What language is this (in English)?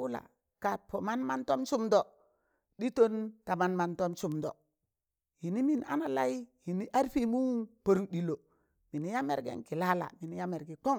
Tangale